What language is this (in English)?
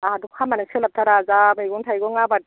Bodo